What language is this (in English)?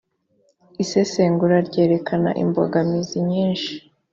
Kinyarwanda